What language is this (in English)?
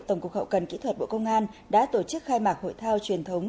Vietnamese